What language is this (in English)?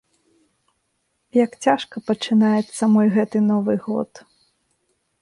Belarusian